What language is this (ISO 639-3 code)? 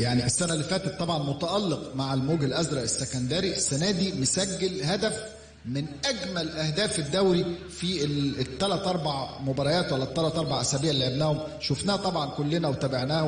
ara